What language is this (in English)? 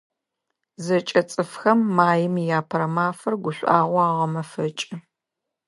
Adyghe